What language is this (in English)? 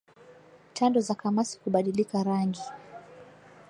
Swahili